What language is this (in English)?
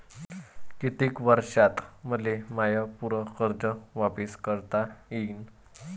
Marathi